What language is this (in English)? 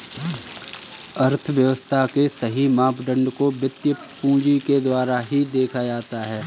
Hindi